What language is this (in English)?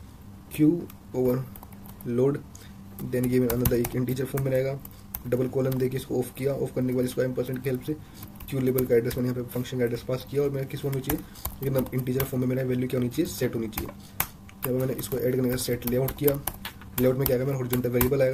Hindi